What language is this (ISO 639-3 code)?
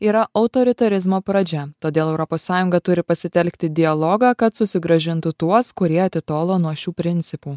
lit